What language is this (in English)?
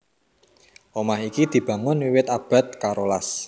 Javanese